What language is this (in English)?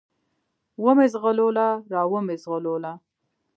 Pashto